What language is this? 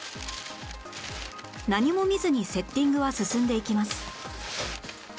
Japanese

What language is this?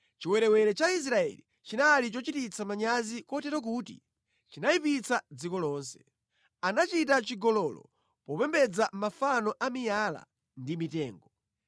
Nyanja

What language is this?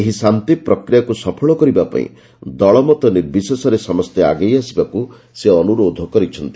Odia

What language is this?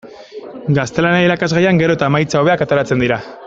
Basque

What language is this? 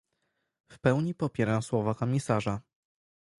Polish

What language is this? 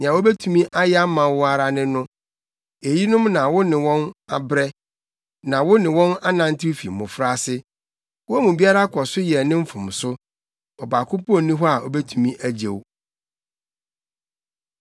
Akan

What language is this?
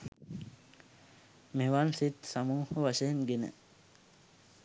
Sinhala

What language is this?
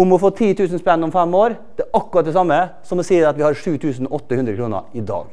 Norwegian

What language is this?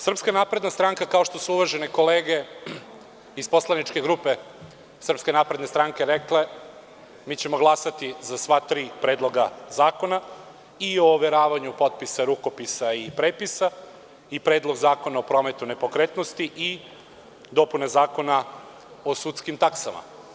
Serbian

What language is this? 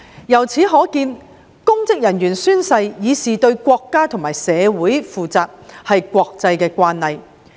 Cantonese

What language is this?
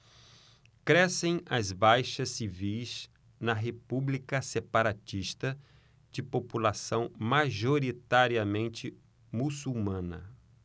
Portuguese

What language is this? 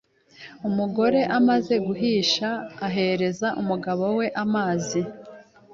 Kinyarwanda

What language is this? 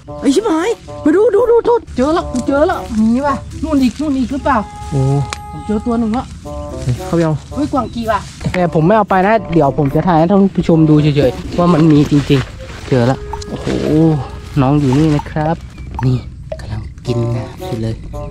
Thai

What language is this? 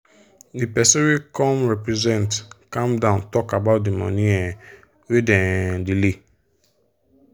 Nigerian Pidgin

